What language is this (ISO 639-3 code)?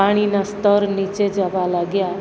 guj